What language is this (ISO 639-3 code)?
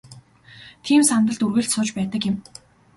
mon